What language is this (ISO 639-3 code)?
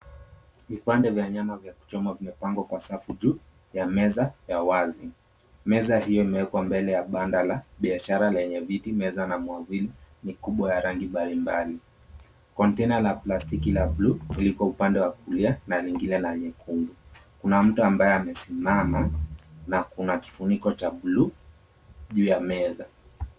swa